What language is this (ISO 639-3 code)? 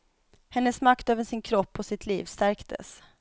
swe